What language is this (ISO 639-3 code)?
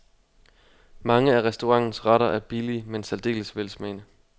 dan